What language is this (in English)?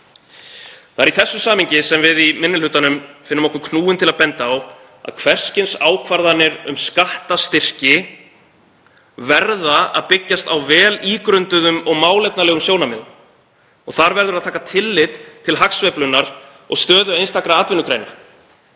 Icelandic